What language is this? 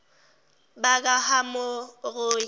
Zulu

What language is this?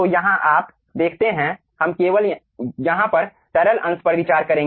Hindi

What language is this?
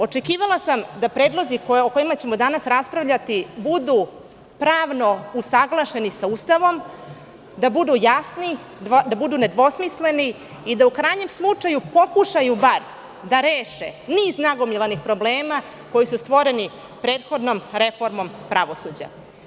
Serbian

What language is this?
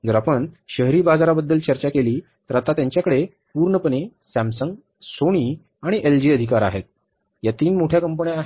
Marathi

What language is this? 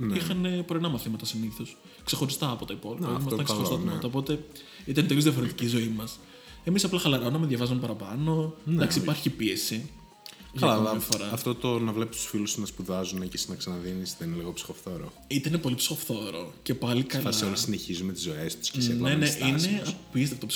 Greek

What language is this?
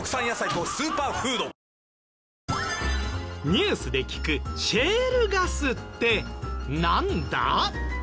Japanese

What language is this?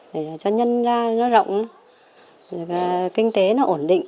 Vietnamese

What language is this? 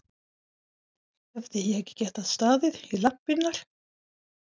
Icelandic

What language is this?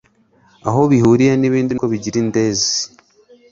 Kinyarwanda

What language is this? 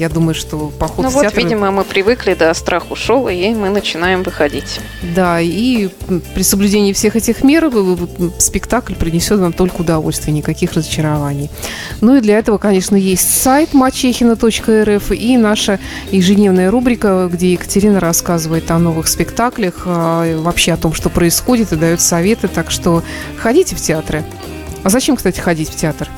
Russian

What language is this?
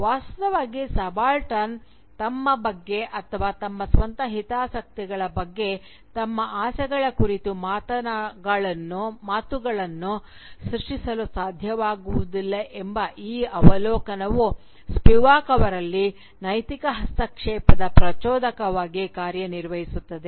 Kannada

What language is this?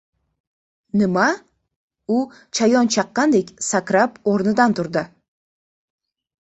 Uzbek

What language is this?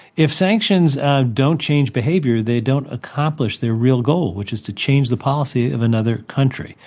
English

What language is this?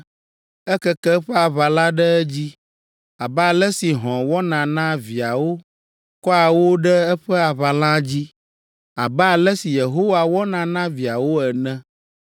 Ewe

